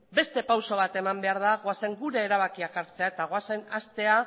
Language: Basque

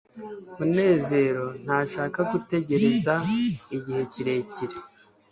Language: Kinyarwanda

